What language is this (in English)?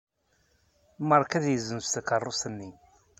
Kabyle